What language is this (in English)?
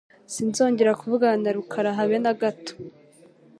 Kinyarwanda